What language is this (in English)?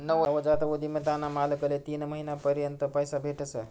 Marathi